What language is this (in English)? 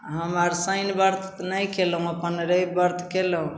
Maithili